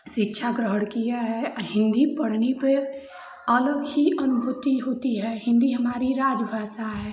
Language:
Hindi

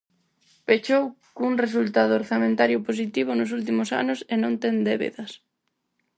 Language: Galician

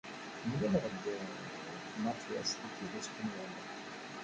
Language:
Kabyle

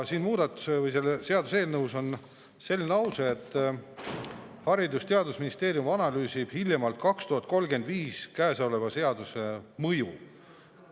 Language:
Estonian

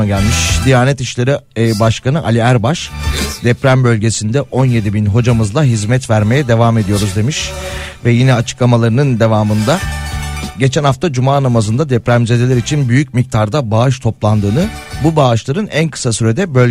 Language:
Turkish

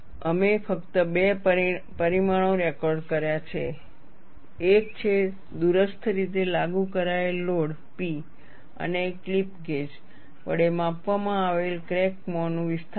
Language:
Gujarati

